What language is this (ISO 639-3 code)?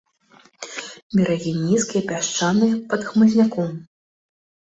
bel